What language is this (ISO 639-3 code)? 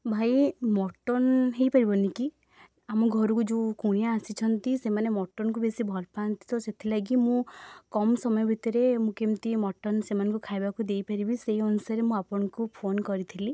ori